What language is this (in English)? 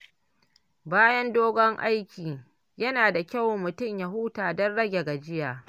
Hausa